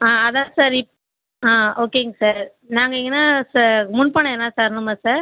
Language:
Tamil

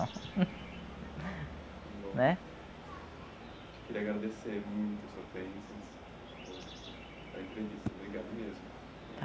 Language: Portuguese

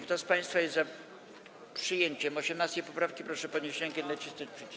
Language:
Polish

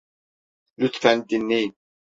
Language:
Turkish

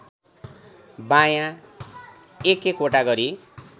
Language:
Nepali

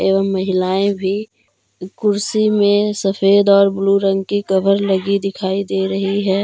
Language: Hindi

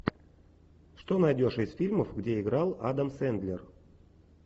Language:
Russian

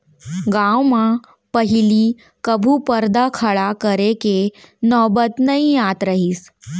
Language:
Chhattisgarhi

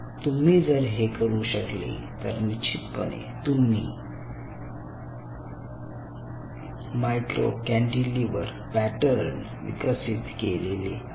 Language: Marathi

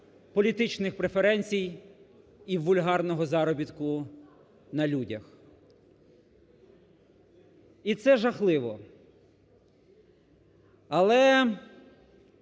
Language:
Ukrainian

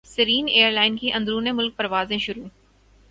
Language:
Urdu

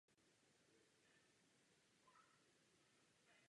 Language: Czech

